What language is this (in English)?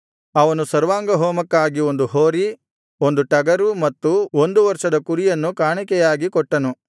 Kannada